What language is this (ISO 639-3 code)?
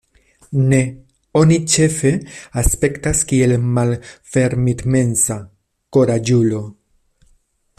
epo